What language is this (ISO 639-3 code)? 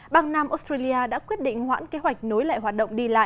vie